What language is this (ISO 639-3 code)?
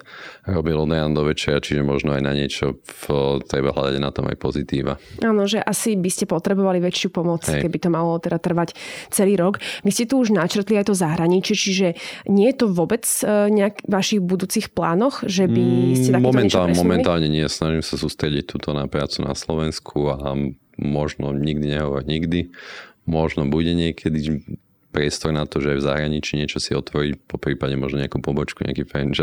slk